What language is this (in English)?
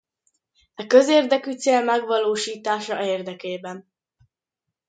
Hungarian